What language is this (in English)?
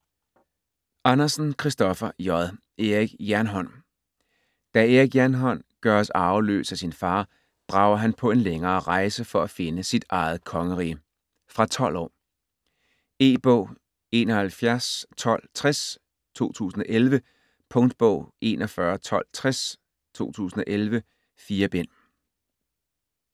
Danish